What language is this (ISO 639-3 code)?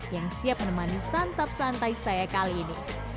ind